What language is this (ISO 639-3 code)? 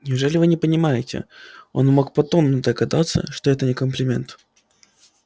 rus